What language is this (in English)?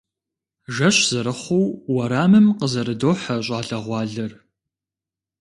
Kabardian